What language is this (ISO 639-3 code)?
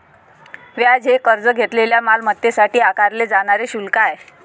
mar